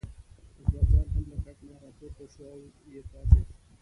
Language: Pashto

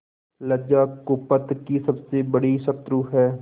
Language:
Hindi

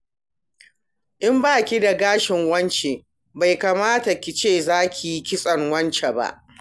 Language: Hausa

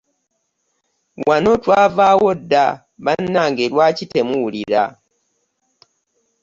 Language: Ganda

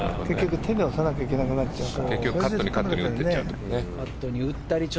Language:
Japanese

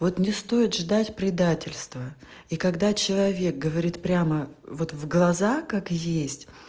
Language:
Russian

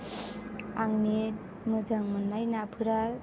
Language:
Bodo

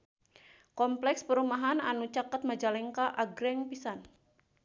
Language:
Sundanese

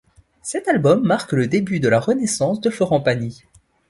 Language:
French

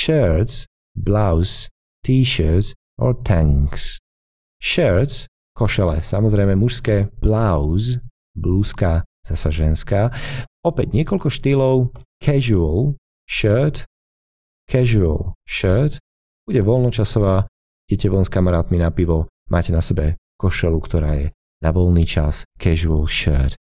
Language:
Slovak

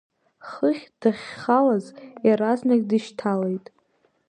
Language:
Abkhazian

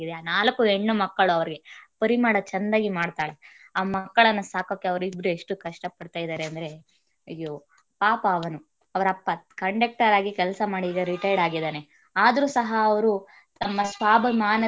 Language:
Kannada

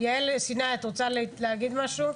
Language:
Hebrew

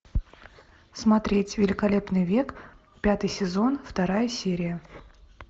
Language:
Russian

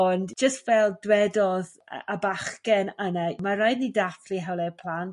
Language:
Welsh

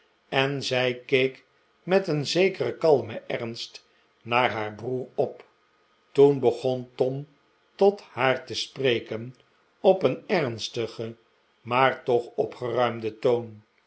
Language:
Dutch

